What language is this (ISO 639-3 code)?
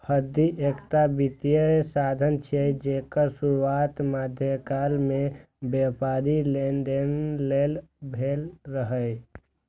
mai